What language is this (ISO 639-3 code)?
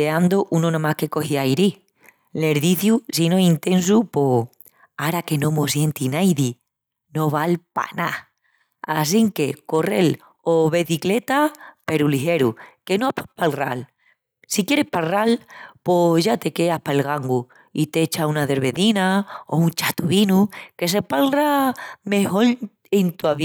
ext